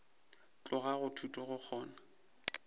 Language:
Northern Sotho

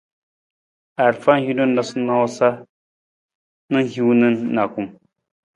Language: Nawdm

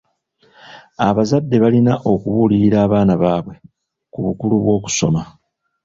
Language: Ganda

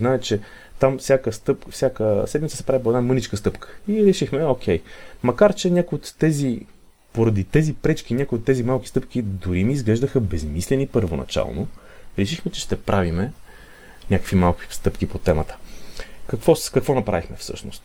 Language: Bulgarian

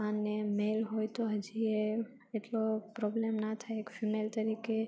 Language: Gujarati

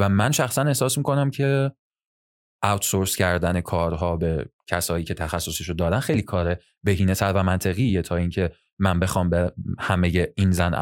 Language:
Persian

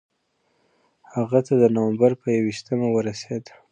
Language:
Pashto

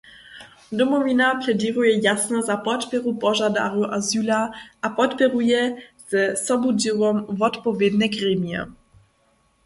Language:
Upper Sorbian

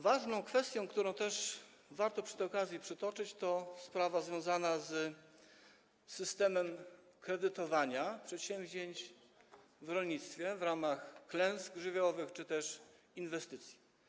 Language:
Polish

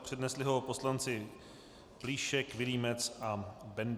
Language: Czech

